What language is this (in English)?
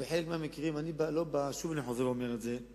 Hebrew